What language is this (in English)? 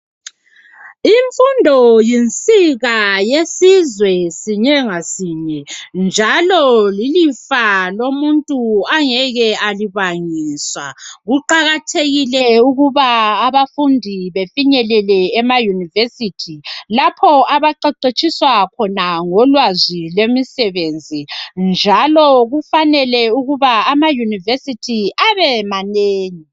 North Ndebele